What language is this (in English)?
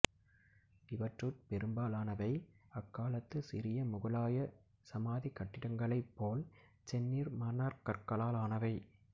Tamil